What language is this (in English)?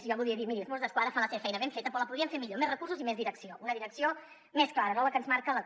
Catalan